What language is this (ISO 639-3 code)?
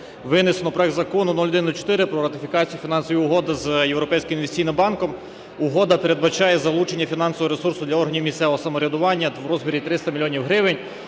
ukr